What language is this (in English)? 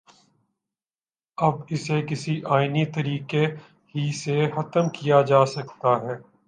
Urdu